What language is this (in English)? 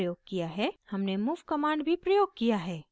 Hindi